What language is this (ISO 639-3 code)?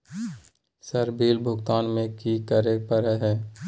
mag